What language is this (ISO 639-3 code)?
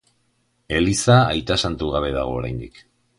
eus